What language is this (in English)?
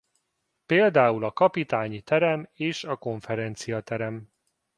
Hungarian